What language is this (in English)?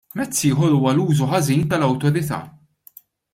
Maltese